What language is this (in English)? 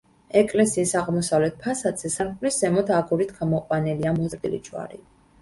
Georgian